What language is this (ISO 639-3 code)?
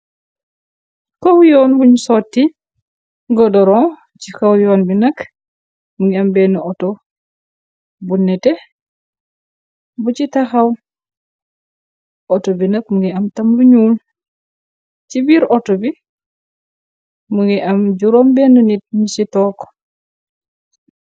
wol